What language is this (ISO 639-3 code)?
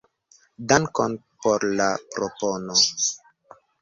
epo